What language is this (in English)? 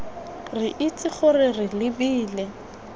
Tswana